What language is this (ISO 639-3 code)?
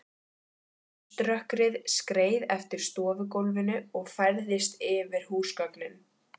isl